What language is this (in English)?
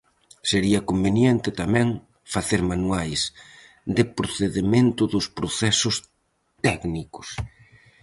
Galician